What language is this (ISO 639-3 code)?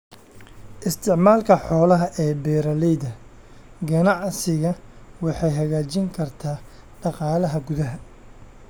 som